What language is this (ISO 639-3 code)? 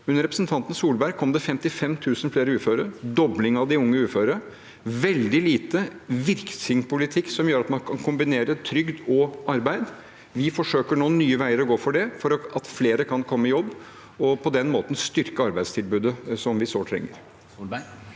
nor